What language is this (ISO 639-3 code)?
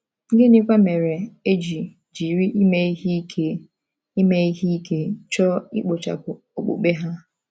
ibo